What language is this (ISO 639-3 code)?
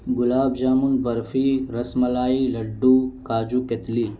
urd